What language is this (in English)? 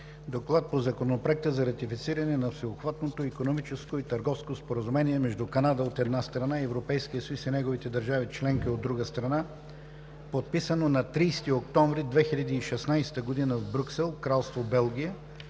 Bulgarian